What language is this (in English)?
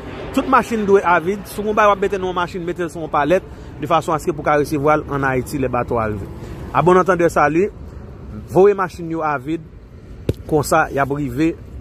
French